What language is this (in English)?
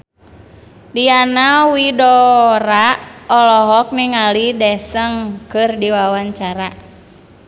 Sundanese